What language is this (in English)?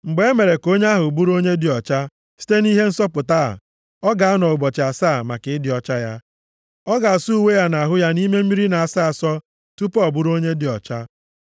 Igbo